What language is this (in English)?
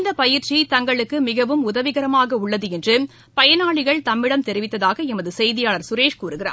Tamil